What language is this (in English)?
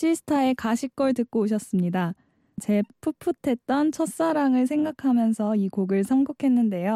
Korean